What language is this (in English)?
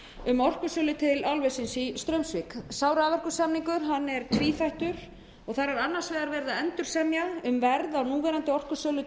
Icelandic